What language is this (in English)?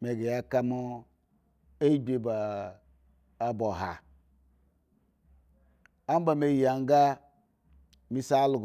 Eggon